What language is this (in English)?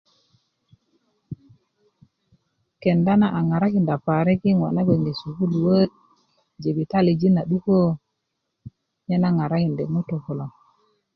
Kuku